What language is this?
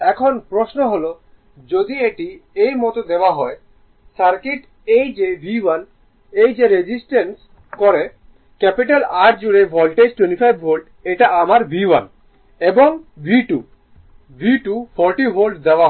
Bangla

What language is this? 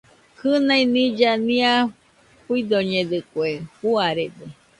Nüpode Huitoto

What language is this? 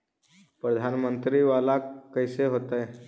Magahi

